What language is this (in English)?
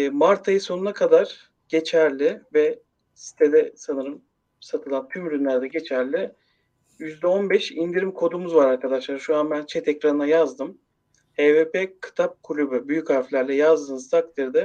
Turkish